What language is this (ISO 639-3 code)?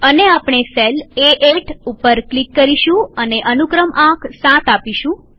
guj